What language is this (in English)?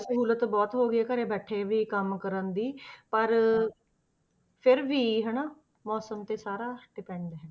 Punjabi